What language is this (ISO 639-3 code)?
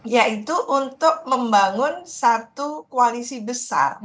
ind